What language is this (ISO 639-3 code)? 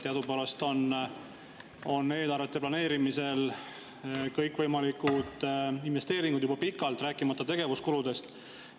est